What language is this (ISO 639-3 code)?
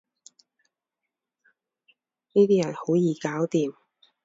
yue